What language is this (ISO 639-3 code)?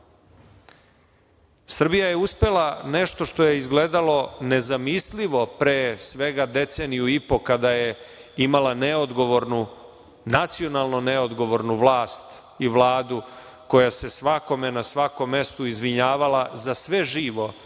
srp